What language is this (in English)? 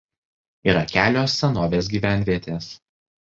Lithuanian